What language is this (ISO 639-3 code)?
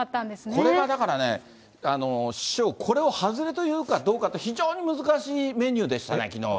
jpn